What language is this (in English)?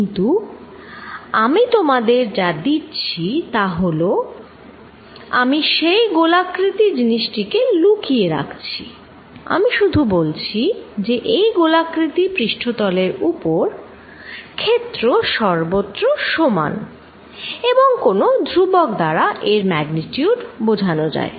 Bangla